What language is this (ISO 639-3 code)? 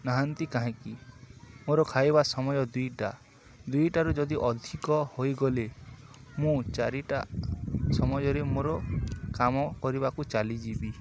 ori